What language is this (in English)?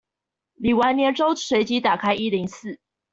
Chinese